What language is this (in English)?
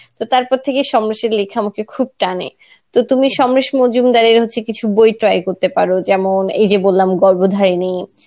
Bangla